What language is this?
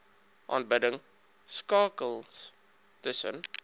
Afrikaans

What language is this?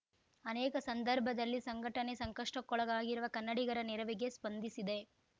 Kannada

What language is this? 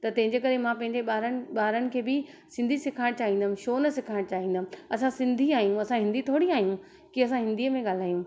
Sindhi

